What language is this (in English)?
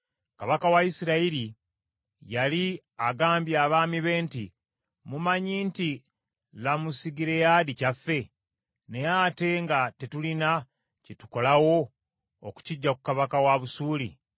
Ganda